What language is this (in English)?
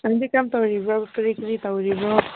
Manipuri